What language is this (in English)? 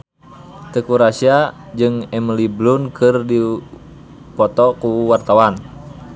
Sundanese